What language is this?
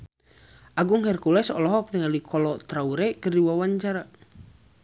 Sundanese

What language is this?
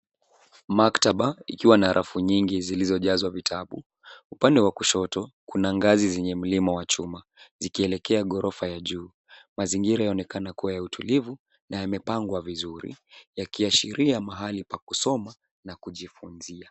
Swahili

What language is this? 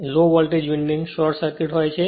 Gujarati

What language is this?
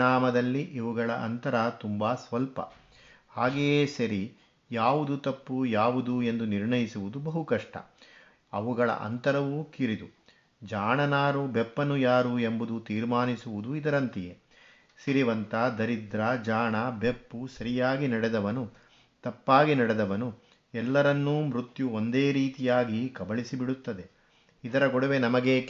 Kannada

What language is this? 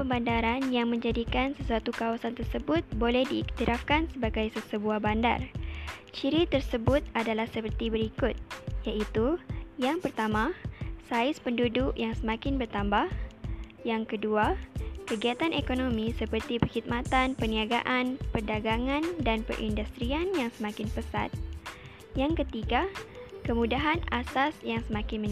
Malay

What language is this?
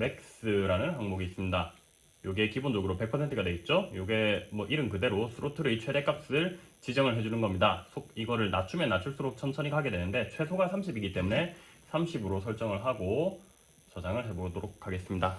Korean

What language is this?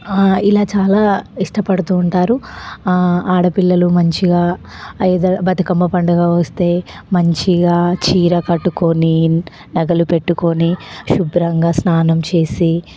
Telugu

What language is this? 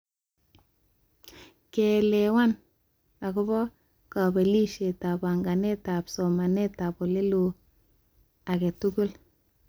Kalenjin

